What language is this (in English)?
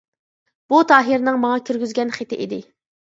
Uyghur